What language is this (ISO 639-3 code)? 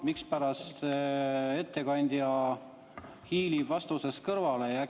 est